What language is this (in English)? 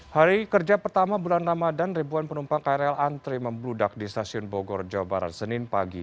Indonesian